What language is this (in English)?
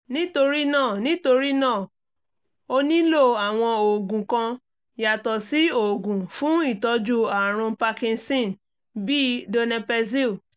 Yoruba